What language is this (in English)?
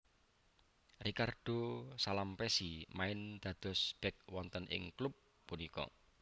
Javanese